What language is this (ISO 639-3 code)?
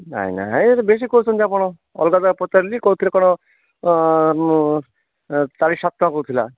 ori